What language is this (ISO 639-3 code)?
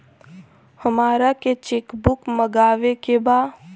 bho